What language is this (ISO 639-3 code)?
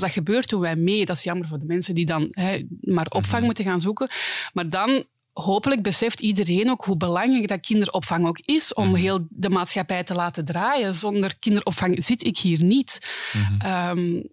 nld